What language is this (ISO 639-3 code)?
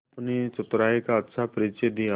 hin